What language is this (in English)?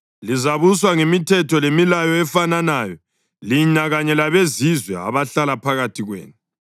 North Ndebele